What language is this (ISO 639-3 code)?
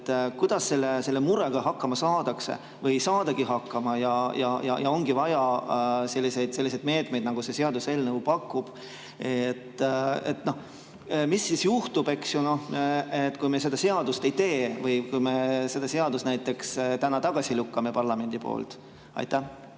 est